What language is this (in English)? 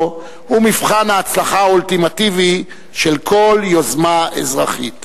Hebrew